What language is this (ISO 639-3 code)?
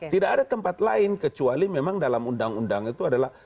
ind